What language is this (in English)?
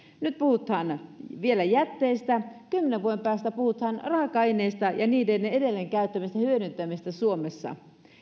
Finnish